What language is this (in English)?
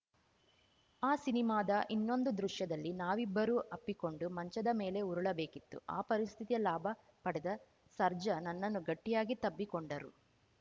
Kannada